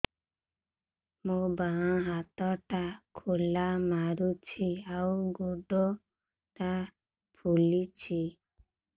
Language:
Odia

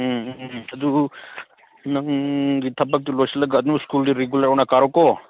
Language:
Manipuri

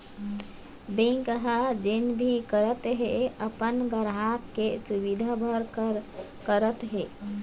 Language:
Chhattisgarhi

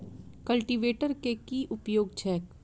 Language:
Maithili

